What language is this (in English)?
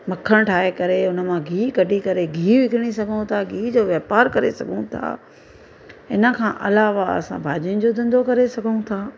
Sindhi